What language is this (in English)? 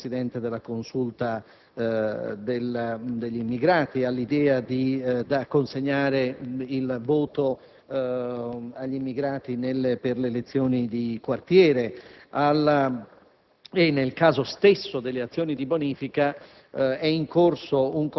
Italian